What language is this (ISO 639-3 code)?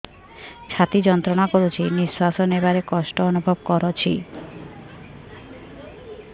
ori